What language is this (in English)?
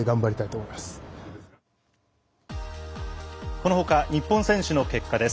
Japanese